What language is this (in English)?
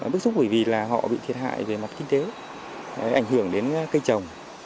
Vietnamese